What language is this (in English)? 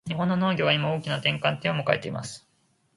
Japanese